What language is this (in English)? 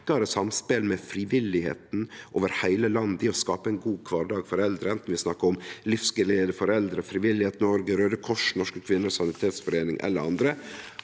Norwegian